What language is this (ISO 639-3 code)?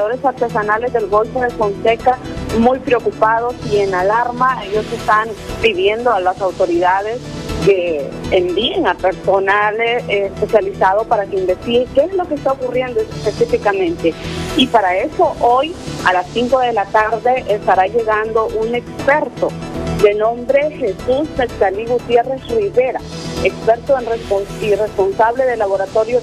spa